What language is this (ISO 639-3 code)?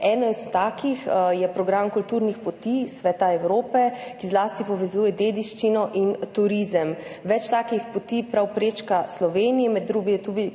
slv